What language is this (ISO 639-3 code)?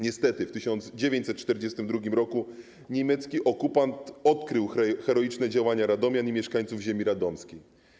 pol